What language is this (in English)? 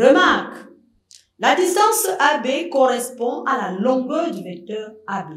French